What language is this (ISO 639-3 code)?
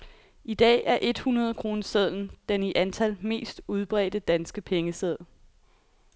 dan